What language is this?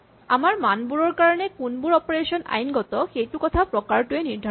Assamese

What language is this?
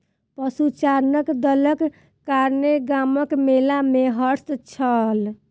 Maithili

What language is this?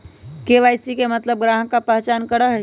Magahi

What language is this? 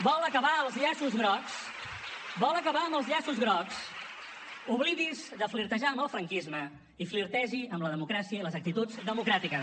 Catalan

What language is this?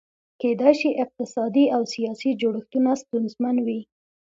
Pashto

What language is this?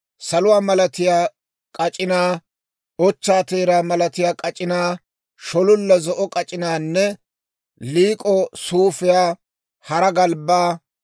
Dawro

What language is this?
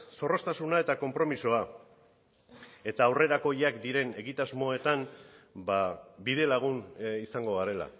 Basque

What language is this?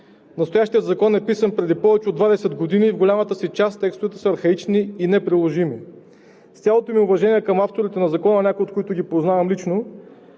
Bulgarian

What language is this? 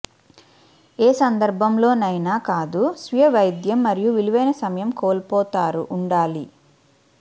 Telugu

